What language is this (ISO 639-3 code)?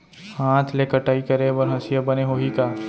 hne